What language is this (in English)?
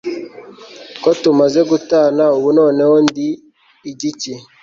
Kinyarwanda